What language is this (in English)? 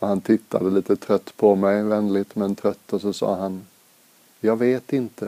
Swedish